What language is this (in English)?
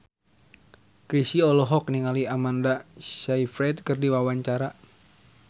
Sundanese